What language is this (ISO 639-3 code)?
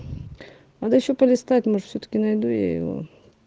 rus